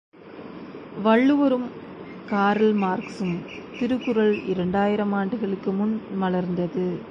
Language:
Tamil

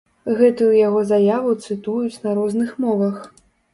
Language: Belarusian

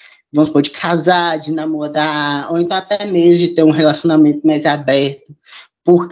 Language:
Portuguese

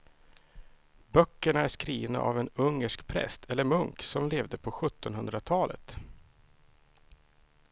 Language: Swedish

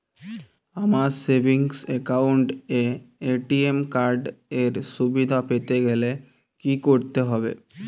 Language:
Bangla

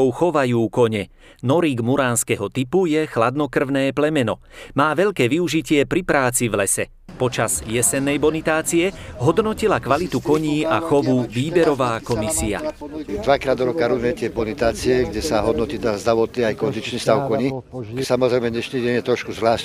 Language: Slovak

